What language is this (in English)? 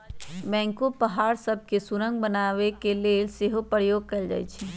Magahi